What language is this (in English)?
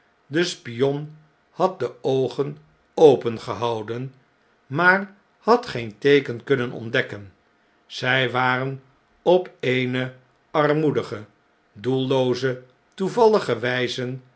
Dutch